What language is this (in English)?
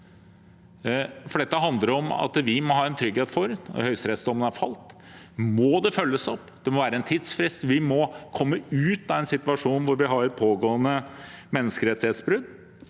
Norwegian